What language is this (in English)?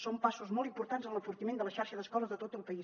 Catalan